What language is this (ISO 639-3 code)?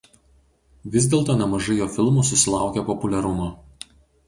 lit